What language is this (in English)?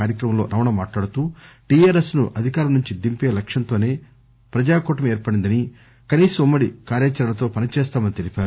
Telugu